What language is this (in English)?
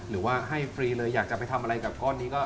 Thai